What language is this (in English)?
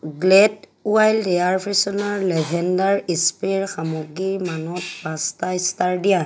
Assamese